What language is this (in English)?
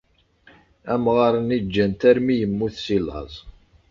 Kabyle